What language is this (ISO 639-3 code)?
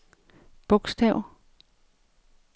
dan